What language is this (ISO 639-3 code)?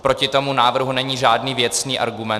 ces